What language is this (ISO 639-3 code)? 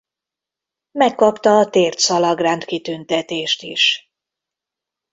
hun